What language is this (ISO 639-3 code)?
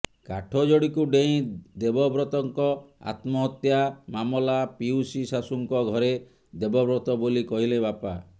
ori